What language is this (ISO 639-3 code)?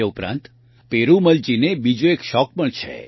guj